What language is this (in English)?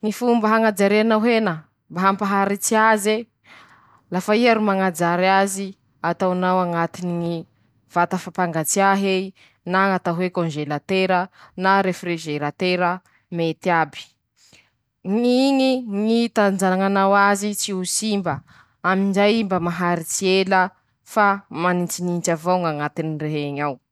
Masikoro Malagasy